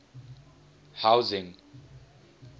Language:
English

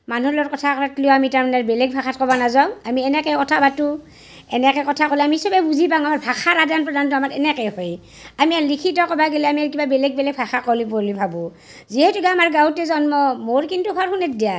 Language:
Assamese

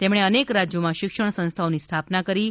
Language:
Gujarati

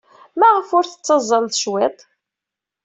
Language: Kabyle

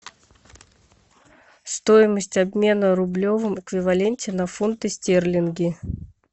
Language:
Russian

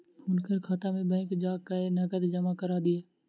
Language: Maithili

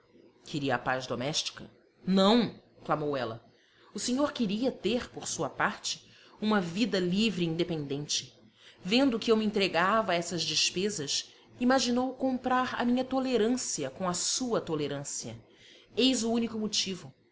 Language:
Portuguese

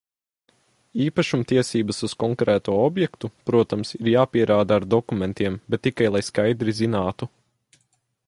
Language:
Latvian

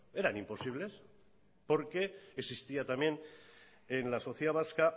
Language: Spanish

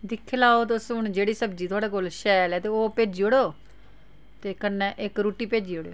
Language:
Dogri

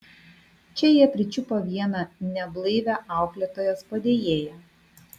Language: Lithuanian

